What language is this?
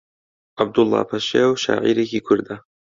Central Kurdish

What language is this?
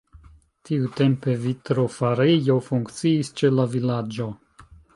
Esperanto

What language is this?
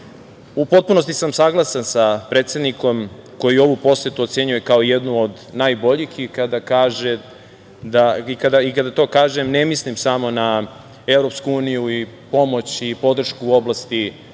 Serbian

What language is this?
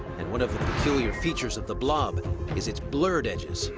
English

